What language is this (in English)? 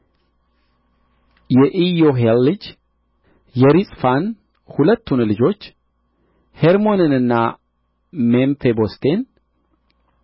Amharic